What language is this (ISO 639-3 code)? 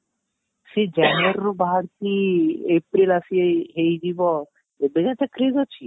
ori